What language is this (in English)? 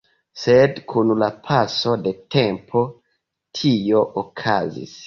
Esperanto